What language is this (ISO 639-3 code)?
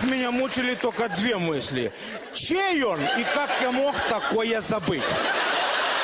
rus